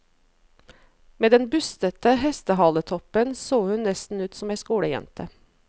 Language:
Norwegian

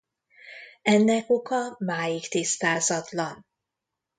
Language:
Hungarian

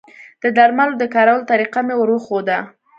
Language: Pashto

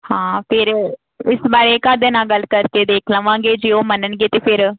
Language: Punjabi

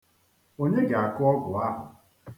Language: Igbo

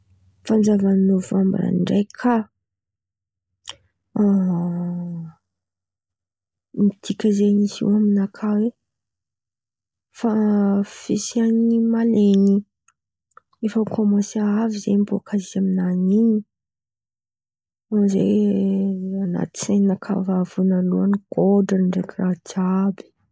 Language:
Antankarana Malagasy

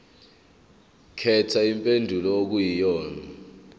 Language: Zulu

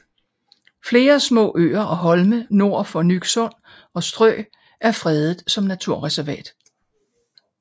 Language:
Danish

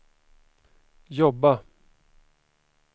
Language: Swedish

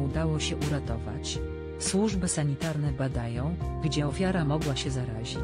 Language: Polish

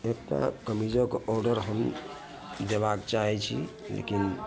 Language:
Maithili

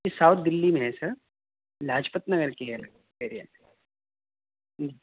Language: Urdu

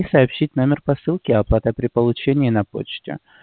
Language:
Russian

